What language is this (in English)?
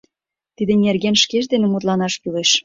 Mari